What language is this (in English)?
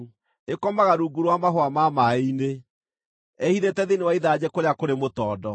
Kikuyu